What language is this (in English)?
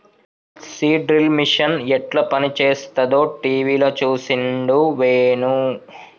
Telugu